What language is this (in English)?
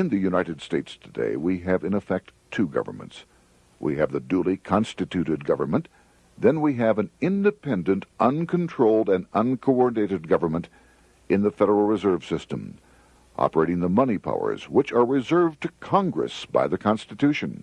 English